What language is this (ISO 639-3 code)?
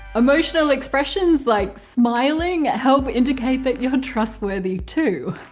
eng